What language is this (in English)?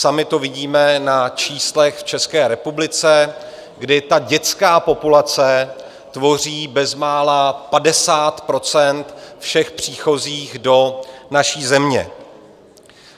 Czech